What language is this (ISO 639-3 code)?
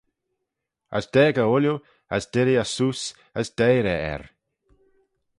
glv